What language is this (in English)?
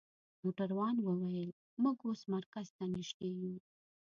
Pashto